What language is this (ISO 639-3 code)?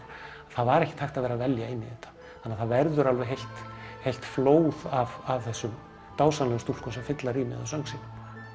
isl